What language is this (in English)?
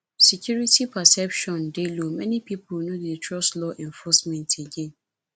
Nigerian Pidgin